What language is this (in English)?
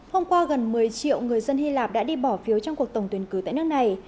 Vietnamese